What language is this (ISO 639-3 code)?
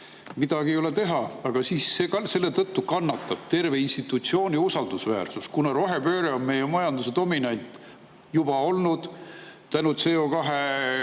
est